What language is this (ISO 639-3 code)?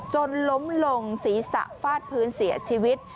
tha